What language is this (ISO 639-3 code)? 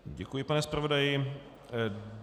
ces